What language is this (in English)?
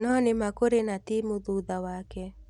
Kikuyu